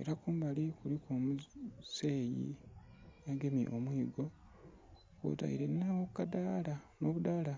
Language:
Soga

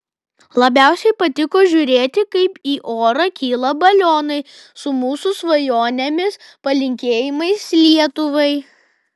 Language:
Lithuanian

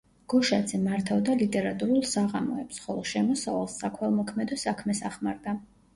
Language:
Georgian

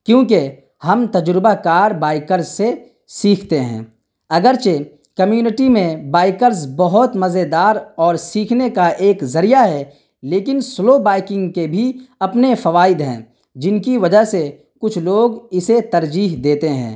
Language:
Urdu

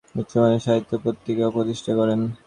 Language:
Bangla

